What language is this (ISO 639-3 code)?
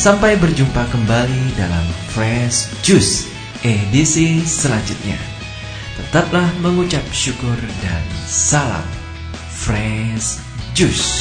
ind